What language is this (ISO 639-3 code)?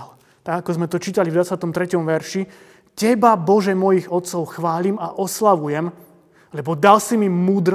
slk